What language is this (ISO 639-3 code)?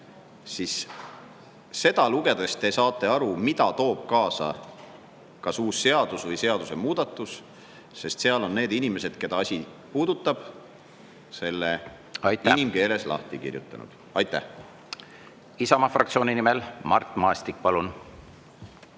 est